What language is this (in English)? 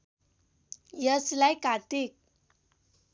Nepali